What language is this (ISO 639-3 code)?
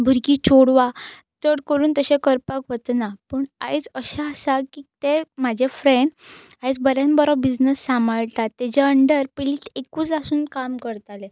kok